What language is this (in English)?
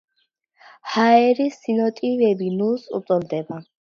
Georgian